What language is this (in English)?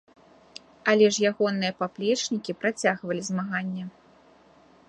Belarusian